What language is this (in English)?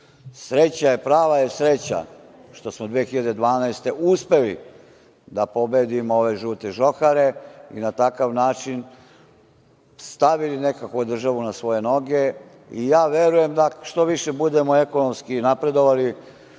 Serbian